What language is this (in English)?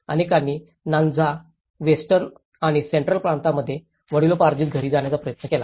Marathi